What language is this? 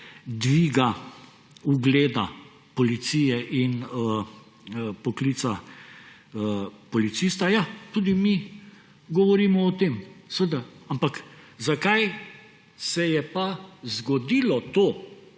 Slovenian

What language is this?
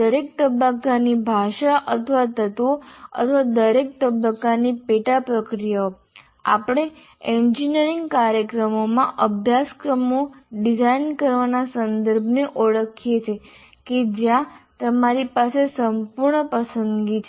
Gujarati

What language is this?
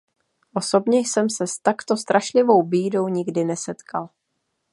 Czech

